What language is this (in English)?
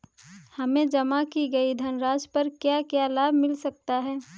Hindi